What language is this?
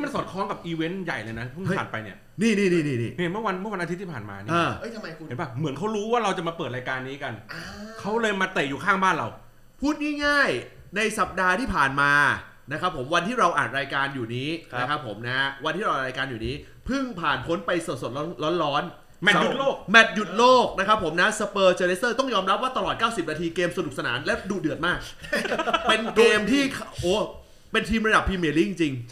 Thai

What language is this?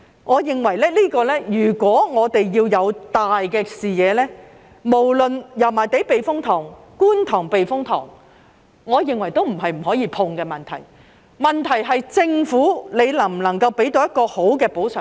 Cantonese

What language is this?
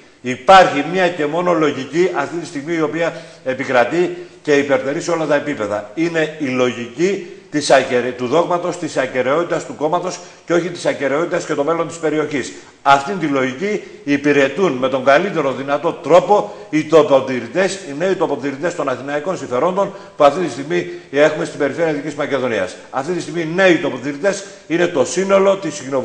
Greek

